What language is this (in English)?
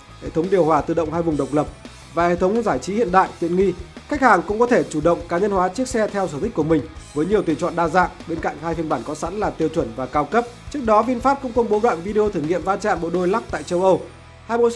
Vietnamese